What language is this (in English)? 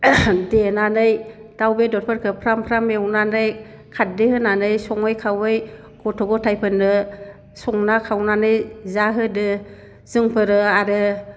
Bodo